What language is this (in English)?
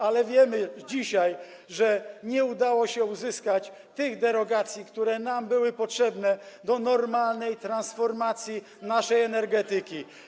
Polish